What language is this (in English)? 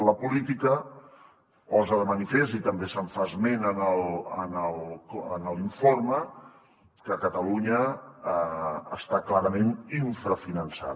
Catalan